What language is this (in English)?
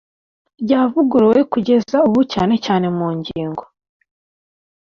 Kinyarwanda